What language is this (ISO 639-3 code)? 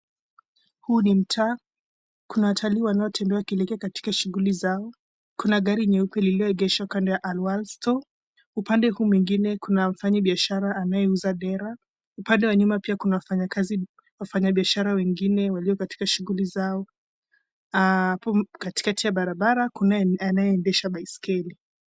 swa